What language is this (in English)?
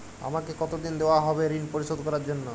Bangla